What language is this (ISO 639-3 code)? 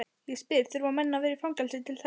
isl